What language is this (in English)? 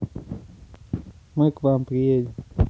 Russian